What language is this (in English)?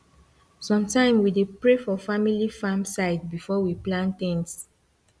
Nigerian Pidgin